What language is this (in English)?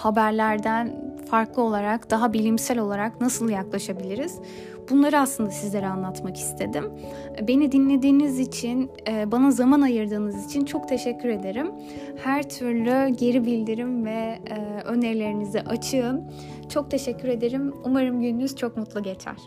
Turkish